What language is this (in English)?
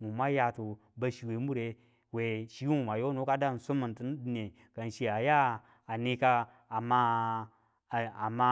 Tula